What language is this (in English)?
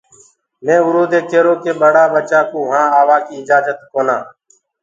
Gurgula